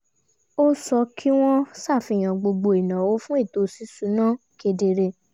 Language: Yoruba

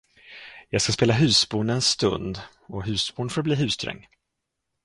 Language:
Swedish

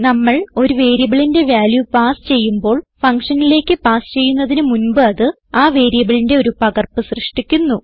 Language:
Malayalam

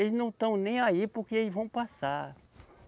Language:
Portuguese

